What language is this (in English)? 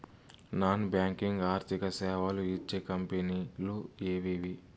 Telugu